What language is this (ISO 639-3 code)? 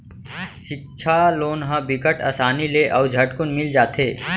hne